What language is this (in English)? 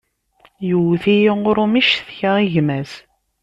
Kabyle